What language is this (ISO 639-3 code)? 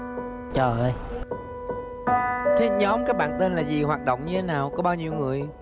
vie